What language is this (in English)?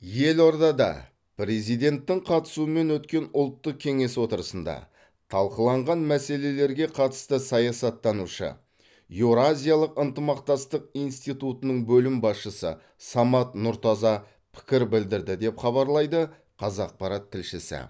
Kazakh